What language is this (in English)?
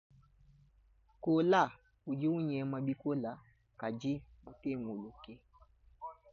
Luba-Lulua